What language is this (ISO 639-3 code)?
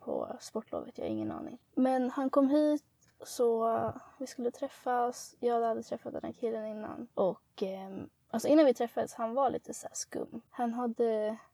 swe